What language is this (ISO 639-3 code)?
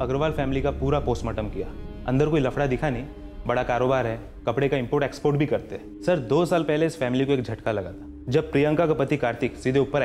hin